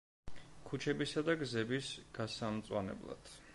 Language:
Georgian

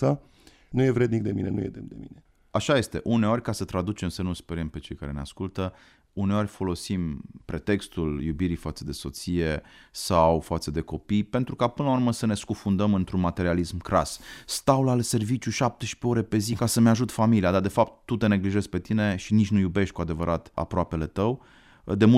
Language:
Romanian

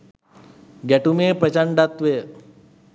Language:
Sinhala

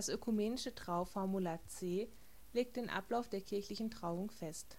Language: German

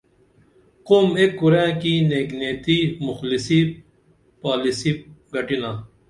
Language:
Dameli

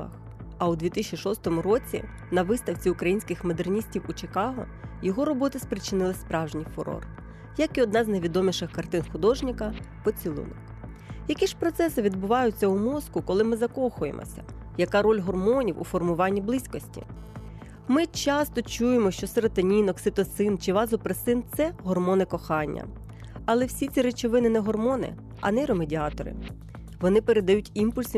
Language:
Ukrainian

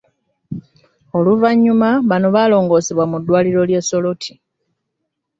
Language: Ganda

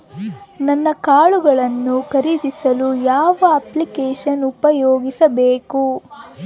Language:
Kannada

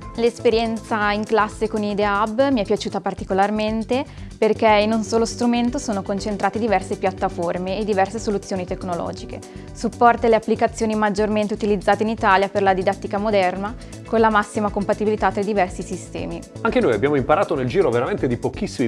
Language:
Italian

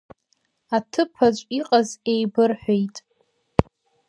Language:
Abkhazian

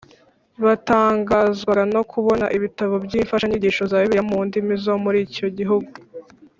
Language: Kinyarwanda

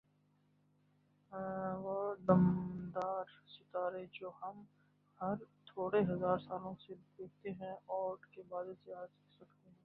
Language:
Urdu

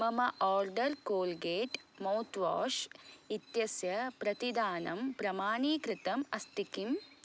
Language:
Sanskrit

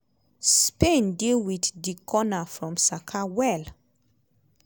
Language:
Nigerian Pidgin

